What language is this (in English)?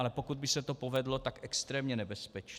Czech